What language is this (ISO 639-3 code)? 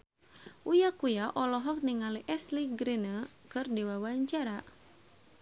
sun